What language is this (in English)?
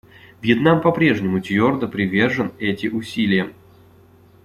Russian